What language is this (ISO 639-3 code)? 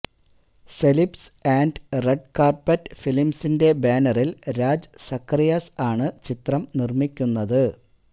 mal